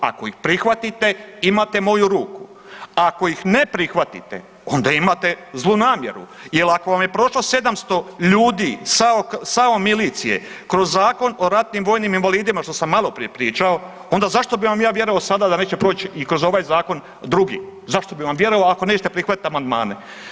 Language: Croatian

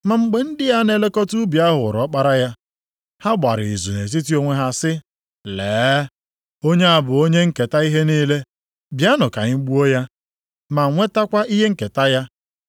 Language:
Igbo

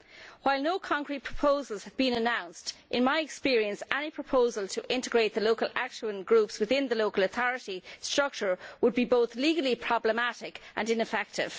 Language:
English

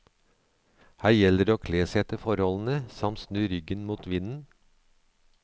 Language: Norwegian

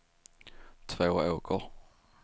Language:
Swedish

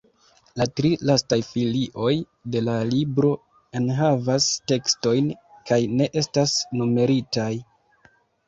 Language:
Esperanto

